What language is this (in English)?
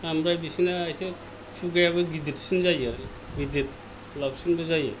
Bodo